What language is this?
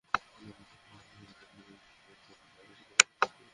Bangla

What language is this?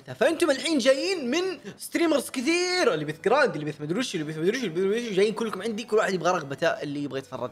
Arabic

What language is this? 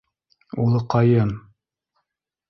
Bashkir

